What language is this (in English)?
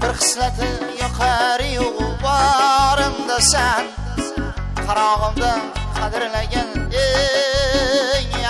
Arabic